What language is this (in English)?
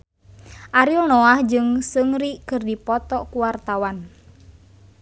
Sundanese